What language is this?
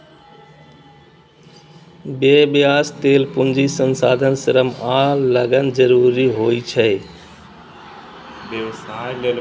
Maithili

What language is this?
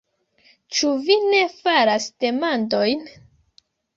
Esperanto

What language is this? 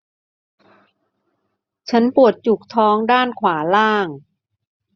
Thai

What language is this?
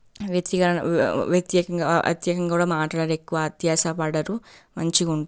Telugu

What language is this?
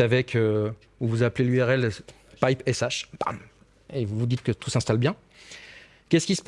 French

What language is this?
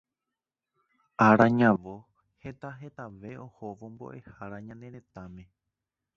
Guarani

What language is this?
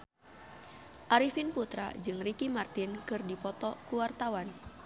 Sundanese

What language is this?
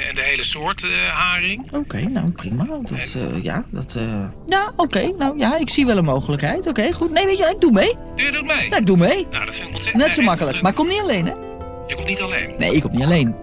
Dutch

